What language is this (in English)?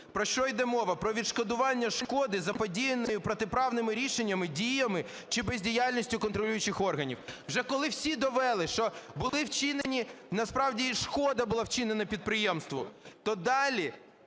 Ukrainian